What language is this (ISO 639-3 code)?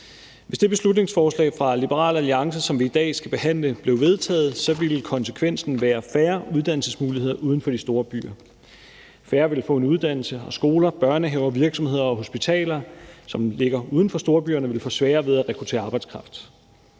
dan